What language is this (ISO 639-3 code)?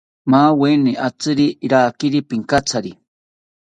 cpy